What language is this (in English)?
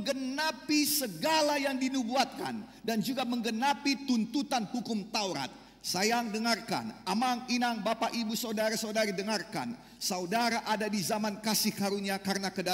Indonesian